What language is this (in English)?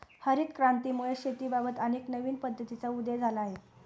Marathi